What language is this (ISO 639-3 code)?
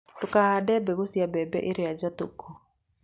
kik